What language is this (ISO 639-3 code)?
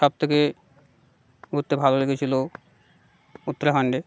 ben